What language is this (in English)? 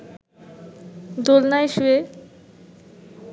Bangla